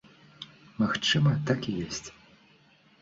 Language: Belarusian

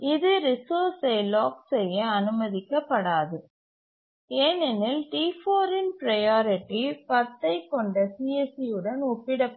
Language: Tamil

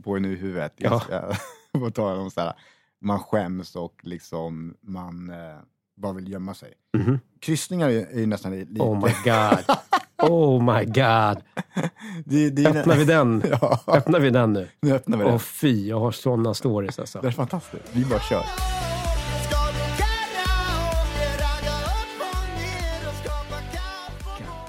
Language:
Swedish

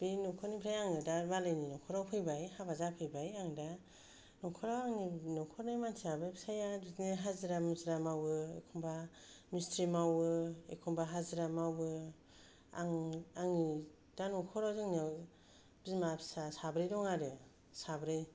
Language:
Bodo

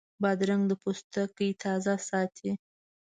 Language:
Pashto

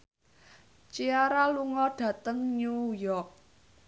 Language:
Javanese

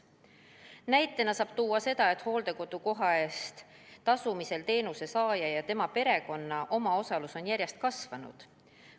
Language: Estonian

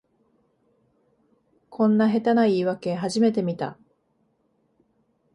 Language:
Japanese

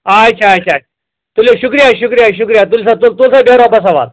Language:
Kashmiri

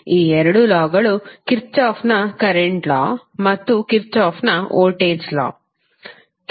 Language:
Kannada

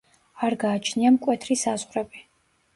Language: Georgian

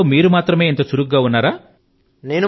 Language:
Telugu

